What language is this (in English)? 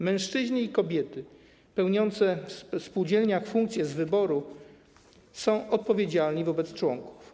Polish